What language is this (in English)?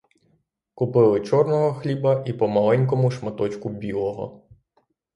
Ukrainian